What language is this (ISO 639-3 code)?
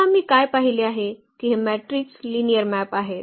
mar